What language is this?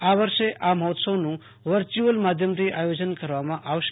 Gujarati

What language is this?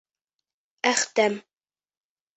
Bashkir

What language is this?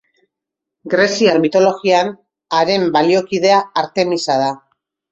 Basque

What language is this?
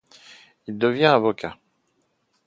French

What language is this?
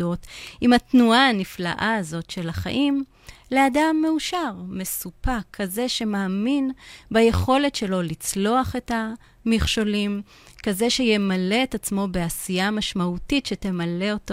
Hebrew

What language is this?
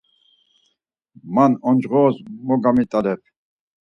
Laz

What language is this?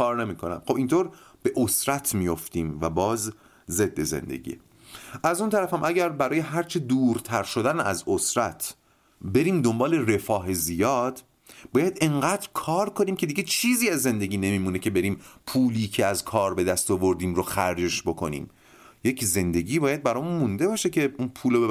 Persian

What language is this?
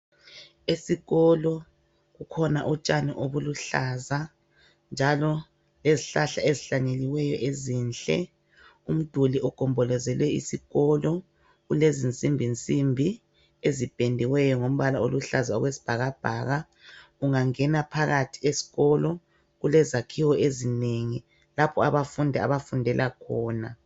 North Ndebele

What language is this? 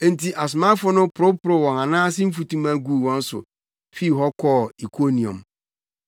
Akan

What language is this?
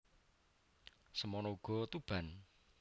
Javanese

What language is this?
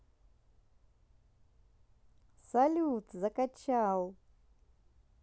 Russian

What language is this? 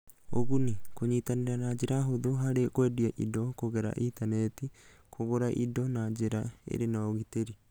Kikuyu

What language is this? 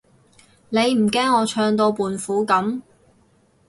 Cantonese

